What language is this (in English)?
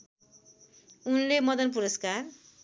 Nepali